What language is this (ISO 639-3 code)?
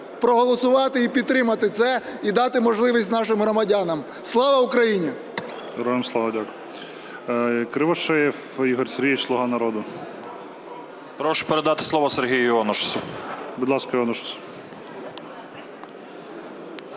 ukr